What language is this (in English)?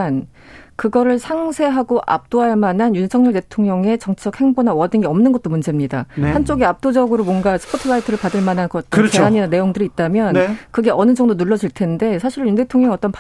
Korean